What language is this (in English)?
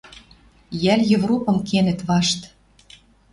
Western Mari